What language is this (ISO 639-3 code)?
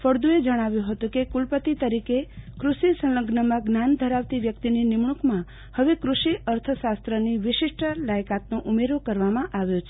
guj